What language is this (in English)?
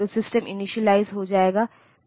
Hindi